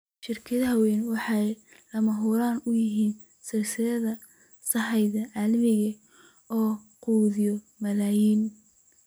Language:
Somali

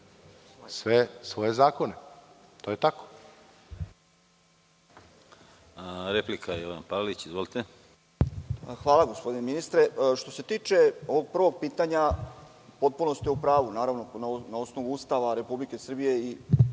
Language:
Serbian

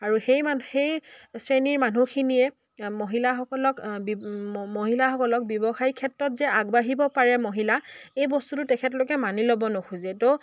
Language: Assamese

